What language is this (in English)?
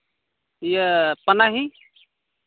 Santali